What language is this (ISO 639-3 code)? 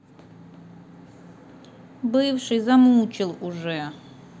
rus